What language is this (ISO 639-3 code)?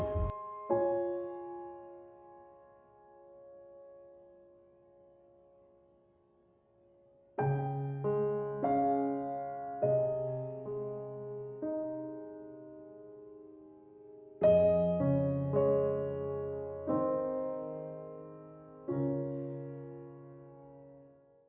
tha